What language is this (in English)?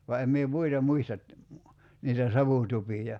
Finnish